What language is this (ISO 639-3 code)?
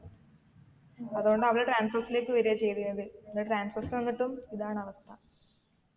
mal